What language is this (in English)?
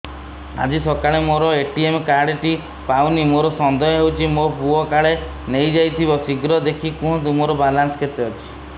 Odia